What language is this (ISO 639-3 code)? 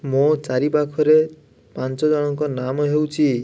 ori